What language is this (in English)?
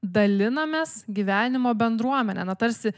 Lithuanian